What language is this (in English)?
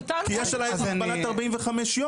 Hebrew